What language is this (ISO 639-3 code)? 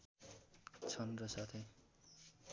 nep